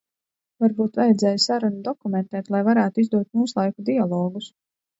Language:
Latvian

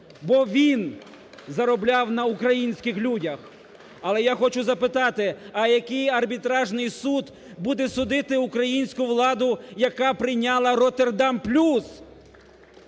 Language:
Ukrainian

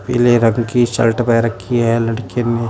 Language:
Hindi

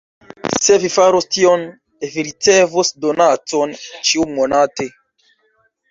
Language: Esperanto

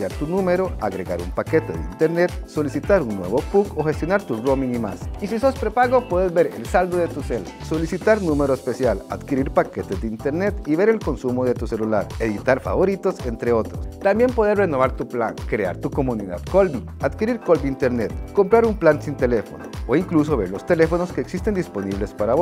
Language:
Spanish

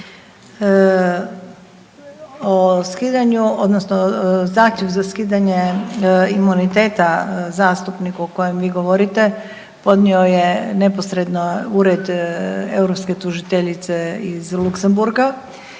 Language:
Croatian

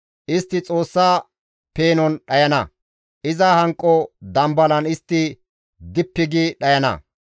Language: Gamo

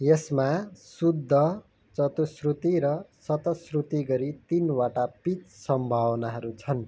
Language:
Nepali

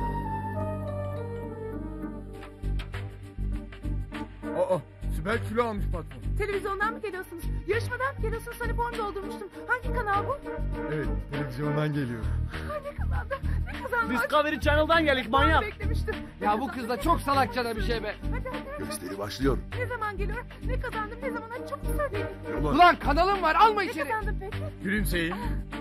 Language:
Turkish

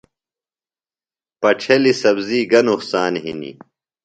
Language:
Phalura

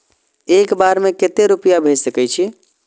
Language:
Maithili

